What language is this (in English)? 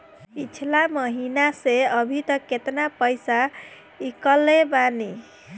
Bhojpuri